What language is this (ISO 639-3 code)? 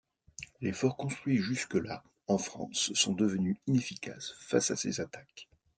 fra